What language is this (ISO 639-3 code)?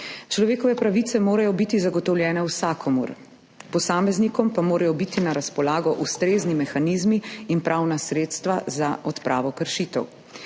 slv